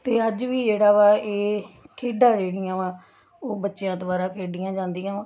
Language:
Punjabi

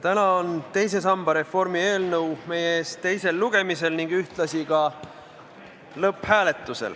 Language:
Estonian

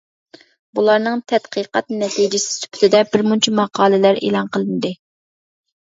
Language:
Uyghur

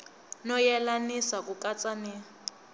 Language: Tsonga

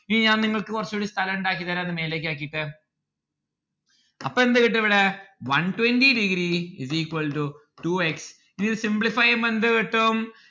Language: Malayalam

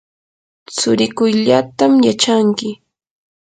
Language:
Yanahuanca Pasco Quechua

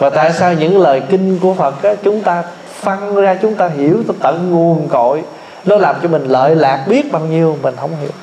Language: Vietnamese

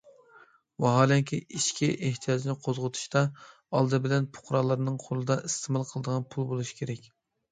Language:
Uyghur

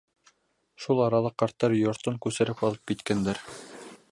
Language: Bashkir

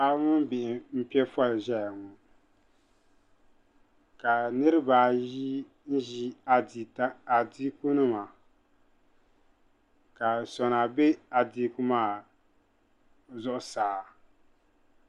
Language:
Dagbani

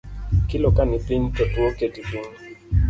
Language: Luo (Kenya and Tanzania)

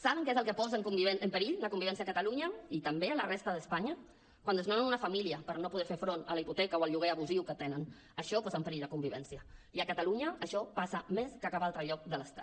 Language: Catalan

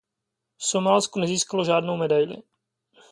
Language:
Czech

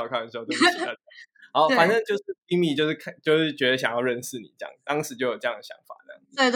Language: Chinese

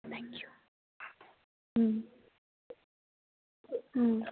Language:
Manipuri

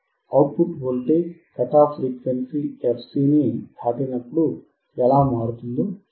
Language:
Telugu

